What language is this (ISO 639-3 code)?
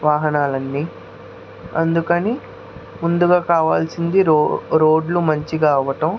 tel